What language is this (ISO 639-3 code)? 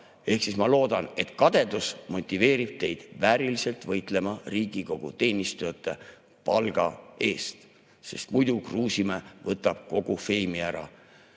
est